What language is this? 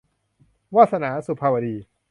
Thai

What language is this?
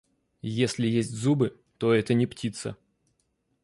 Russian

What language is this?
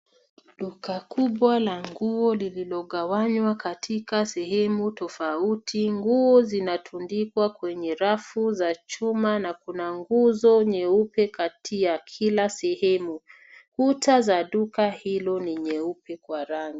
Swahili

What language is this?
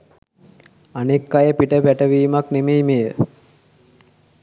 Sinhala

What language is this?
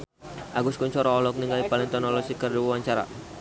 Sundanese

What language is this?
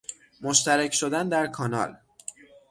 Persian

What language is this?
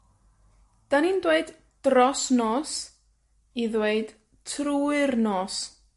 Welsh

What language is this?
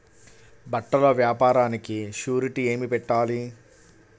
Telugu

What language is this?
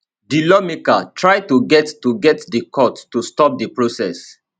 Nigerian Pidgin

